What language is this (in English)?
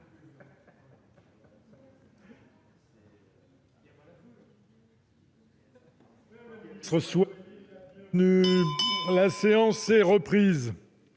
French